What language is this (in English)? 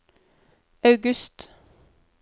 Norwegian